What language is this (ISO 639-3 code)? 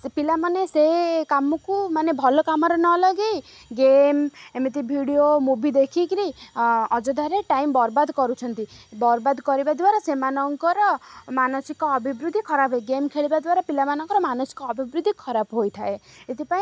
ori